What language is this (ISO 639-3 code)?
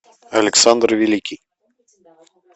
rus